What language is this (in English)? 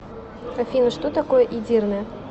Russian